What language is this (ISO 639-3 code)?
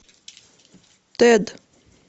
rus